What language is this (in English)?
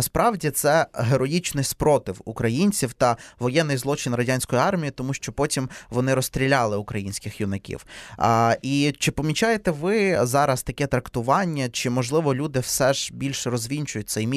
Ukrainian